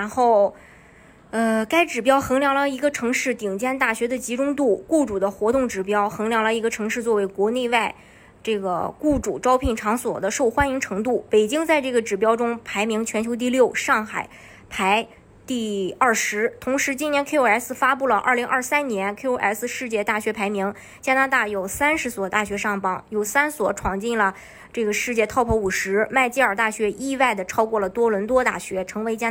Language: Chinese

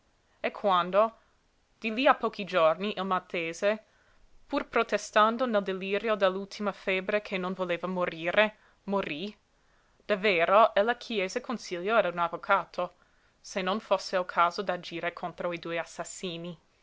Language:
Italian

